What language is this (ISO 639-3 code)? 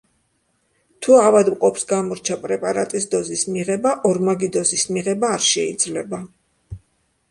kat